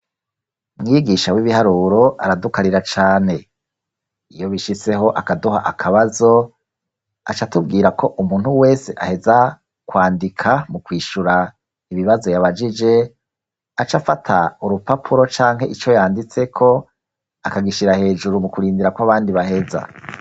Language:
Rundi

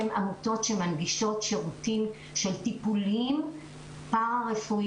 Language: Hebrew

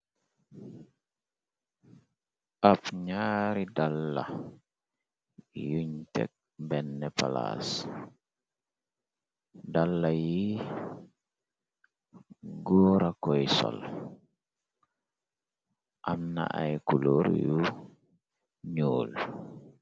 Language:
Wolof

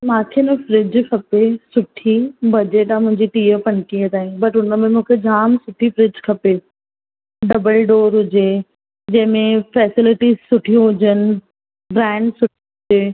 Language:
Sindhi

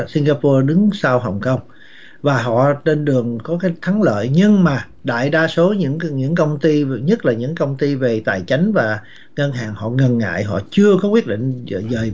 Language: Vietnamese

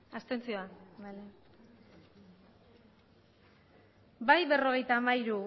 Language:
Basque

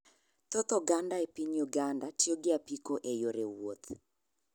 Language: Luo (Kenya and Tanzania)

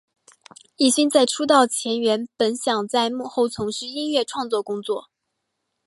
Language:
Chinese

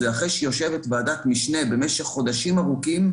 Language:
Hebrew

